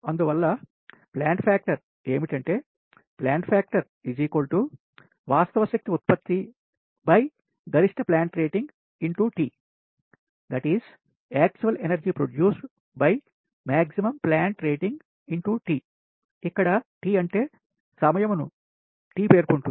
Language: Telugu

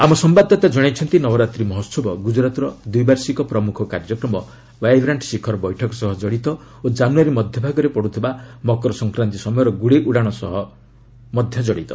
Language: Odia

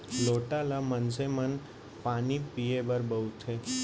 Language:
Chhattisgarhi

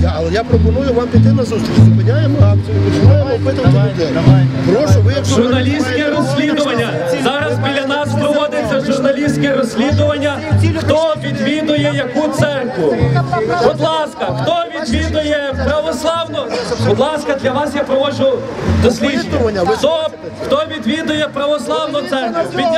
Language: Ukrainian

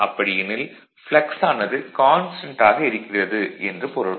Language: Tamil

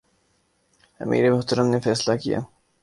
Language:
Urdu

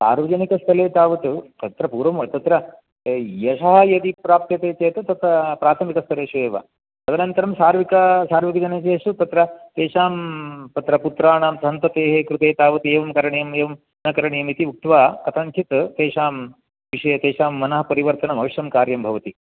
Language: Sanskrit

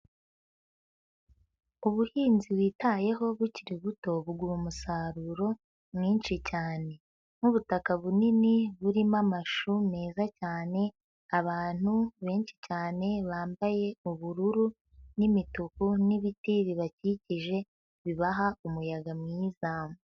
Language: Kinyarwanda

